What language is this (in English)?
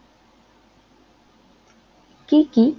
Bangla